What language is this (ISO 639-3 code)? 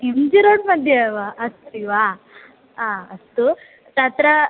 san